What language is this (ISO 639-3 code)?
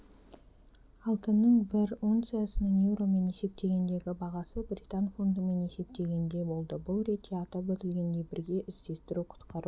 kaz